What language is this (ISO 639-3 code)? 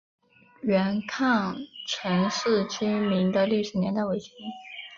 zho